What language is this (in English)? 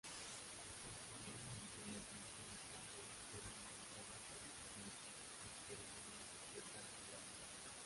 Spanish